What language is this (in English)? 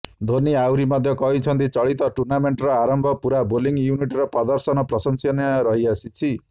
Odia